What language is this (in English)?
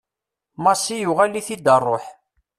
Kabyle